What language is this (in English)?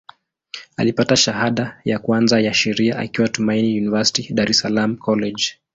Swahili